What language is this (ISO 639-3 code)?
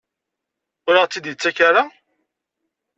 kab